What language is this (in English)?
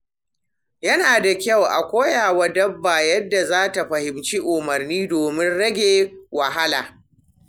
Hausa